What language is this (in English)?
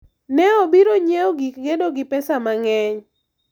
Luo (Kenya and Tanzania)